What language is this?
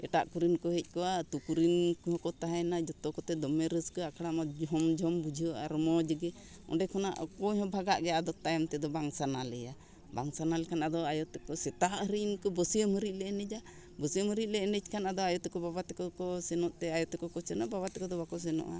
Santali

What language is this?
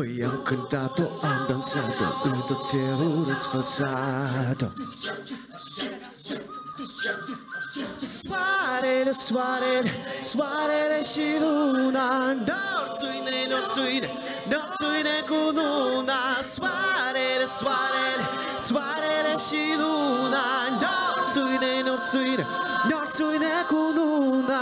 Romanian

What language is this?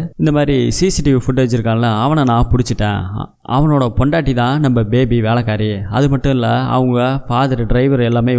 Tamil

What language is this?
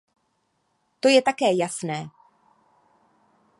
Czech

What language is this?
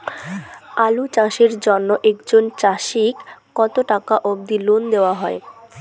Bangla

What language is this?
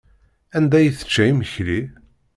Kabyle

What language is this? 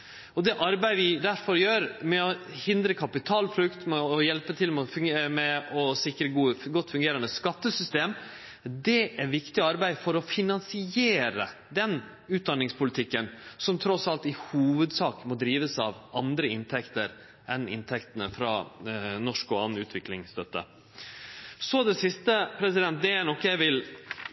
Norwegian Nynorsk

